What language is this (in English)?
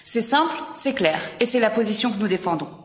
French